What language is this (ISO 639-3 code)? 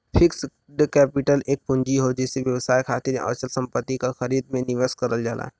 bho